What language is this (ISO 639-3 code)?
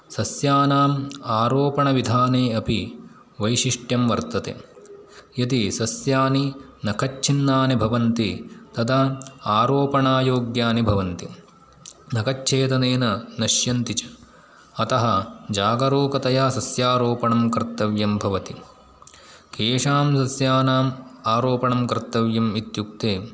san